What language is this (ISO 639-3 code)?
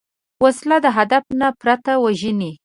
pus